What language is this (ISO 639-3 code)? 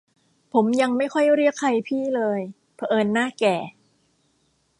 tha